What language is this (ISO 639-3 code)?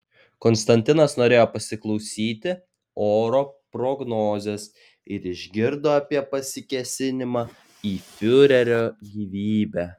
lit